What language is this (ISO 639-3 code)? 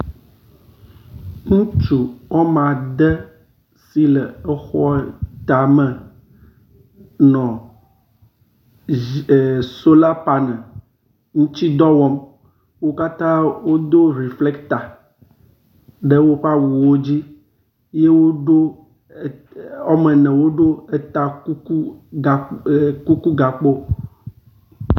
ewe